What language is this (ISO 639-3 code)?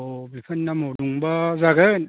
brx